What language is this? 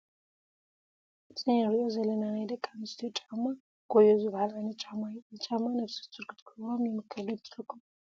Tigrinya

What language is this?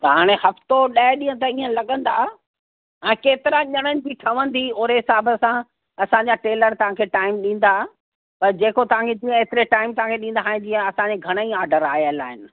Sindhi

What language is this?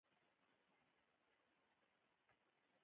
Pashto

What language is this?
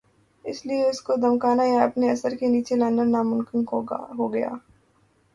Urdu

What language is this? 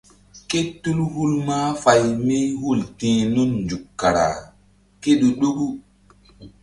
Mbum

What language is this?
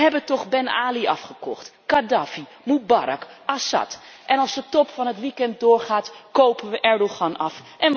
Dutch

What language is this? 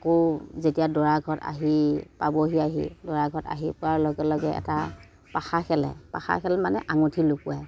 Assamese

